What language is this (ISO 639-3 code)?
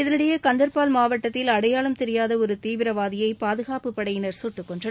tam